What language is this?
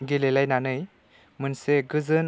Bodo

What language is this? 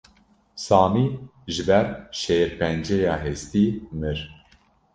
Kurdish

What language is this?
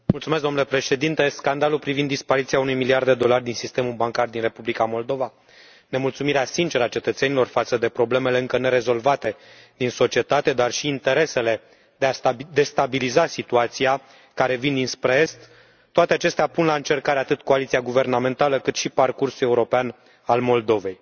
Romanian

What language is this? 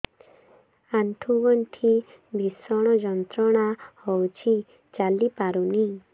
Odia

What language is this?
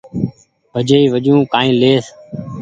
Goaria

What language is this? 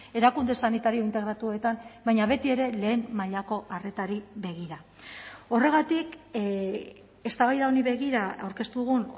Basque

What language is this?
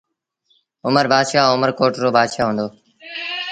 Sindhi Bhil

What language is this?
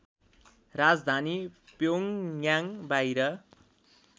Nepali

